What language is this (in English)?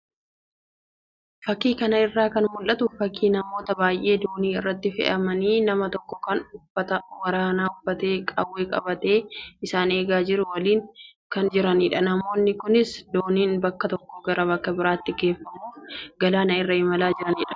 Oromo